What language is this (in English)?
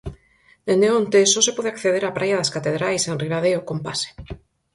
Galician